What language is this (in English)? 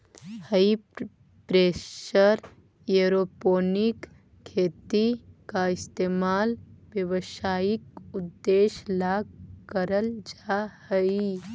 Magahi